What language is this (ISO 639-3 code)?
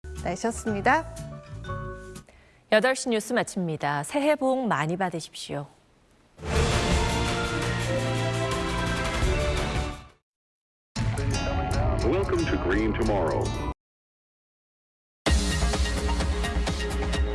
kor